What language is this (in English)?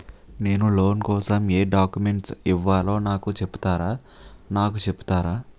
Telugu